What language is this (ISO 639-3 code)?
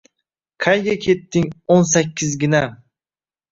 uzb